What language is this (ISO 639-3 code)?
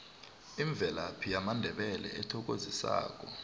nbl